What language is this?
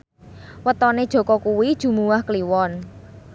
Javanese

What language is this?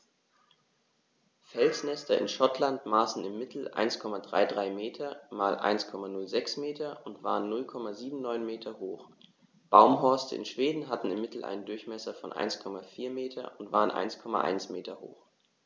German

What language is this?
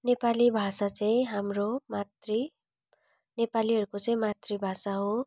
Nepali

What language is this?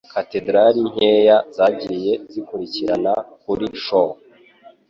Kinyarwanda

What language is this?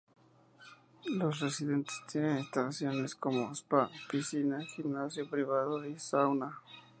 Spanish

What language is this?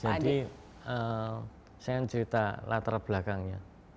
Indonesian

